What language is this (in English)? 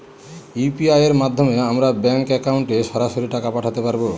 Bangla